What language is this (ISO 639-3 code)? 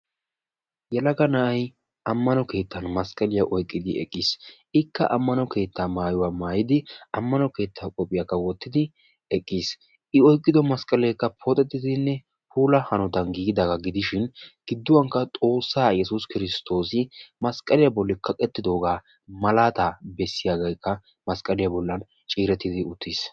wal